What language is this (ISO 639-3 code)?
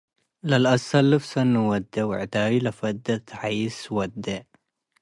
tig